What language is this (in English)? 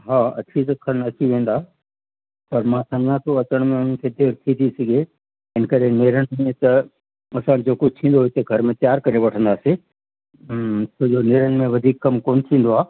Sindhi